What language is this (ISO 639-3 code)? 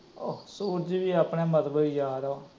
pan